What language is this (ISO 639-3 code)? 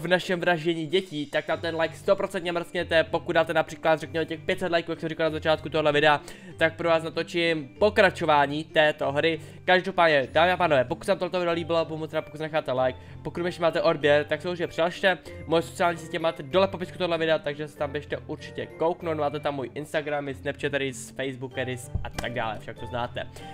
ces